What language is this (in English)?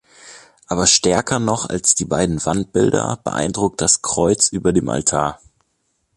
German